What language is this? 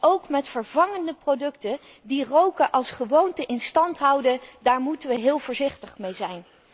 Dutch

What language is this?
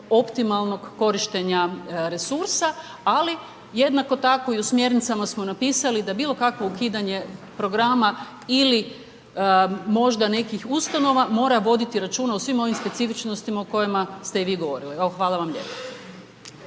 Croatian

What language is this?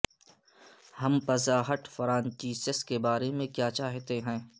Urdu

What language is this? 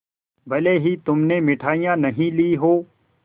Hindi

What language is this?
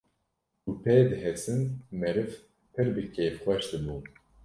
Kurdish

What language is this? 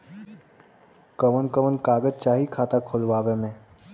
Bhojpuri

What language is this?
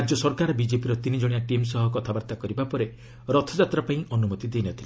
Odia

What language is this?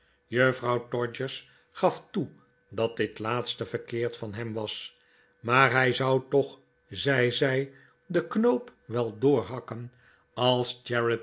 Dutch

